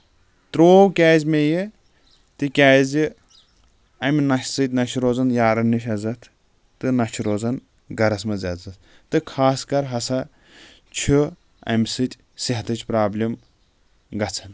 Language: Kashmiri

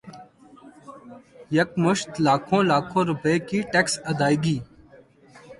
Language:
Urdu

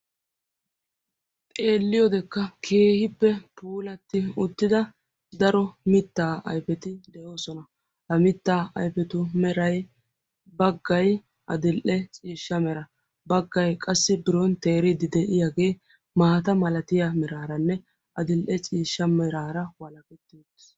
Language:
Wolaytta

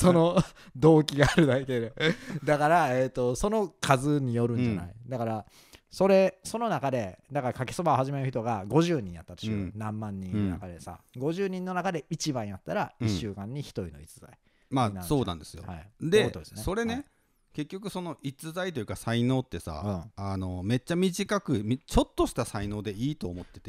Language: Japanese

